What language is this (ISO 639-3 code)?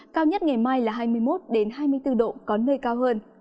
vie